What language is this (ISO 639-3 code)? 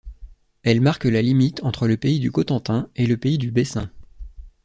fra